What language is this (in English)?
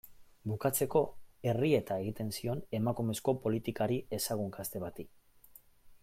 Basque